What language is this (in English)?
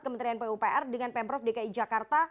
Indonesian